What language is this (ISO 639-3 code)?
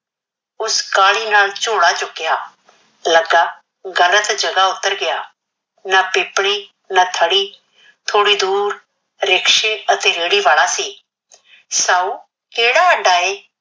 pan